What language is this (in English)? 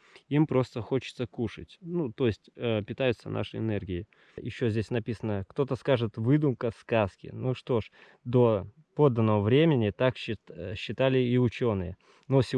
Russian